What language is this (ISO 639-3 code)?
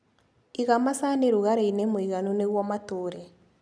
kik